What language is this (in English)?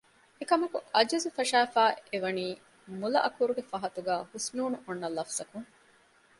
Divehi